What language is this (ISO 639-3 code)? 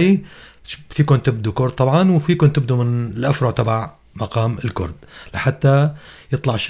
ara